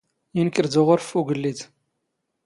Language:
Standard Moroccan Tamazight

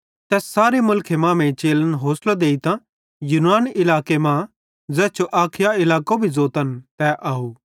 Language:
Bhadrawahi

